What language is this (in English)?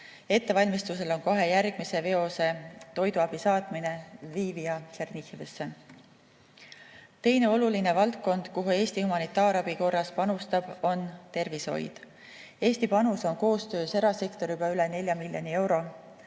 Estonian